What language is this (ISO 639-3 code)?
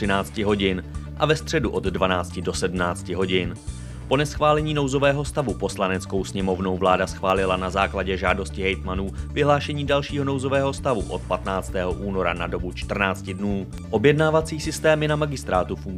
ces